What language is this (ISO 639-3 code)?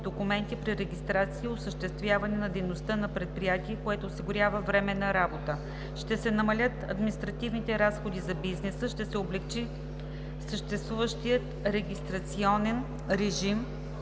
bul